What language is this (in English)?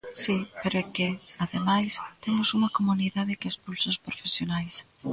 Galician